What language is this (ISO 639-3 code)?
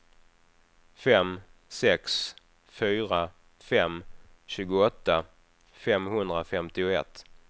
swe